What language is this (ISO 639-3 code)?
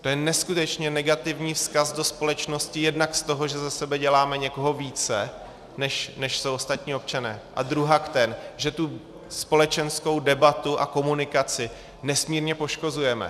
ces